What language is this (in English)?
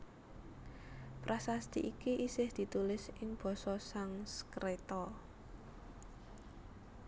Javanese